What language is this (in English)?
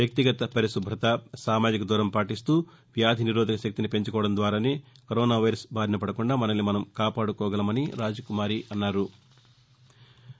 Telugu